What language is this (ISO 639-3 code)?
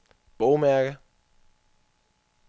dan